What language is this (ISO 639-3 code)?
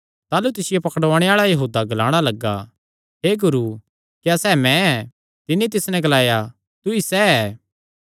xnr